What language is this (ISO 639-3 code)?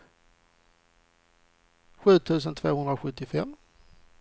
swe